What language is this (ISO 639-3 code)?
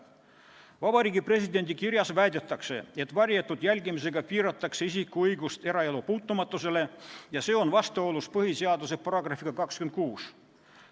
est